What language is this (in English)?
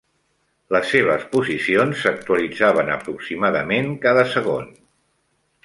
Catalan